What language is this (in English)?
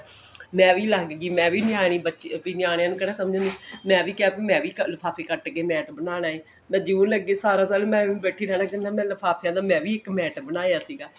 Punjabi